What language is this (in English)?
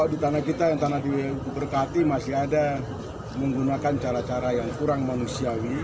Indonesian